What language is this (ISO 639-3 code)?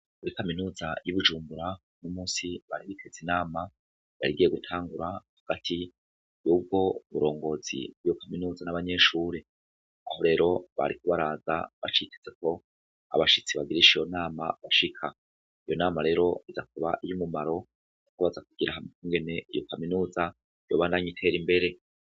run